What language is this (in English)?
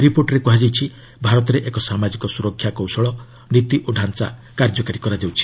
Odia